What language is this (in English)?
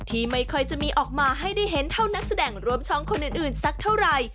Thai